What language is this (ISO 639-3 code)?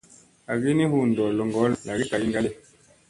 mse